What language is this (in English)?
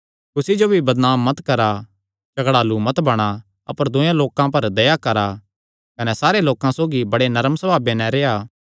Kangri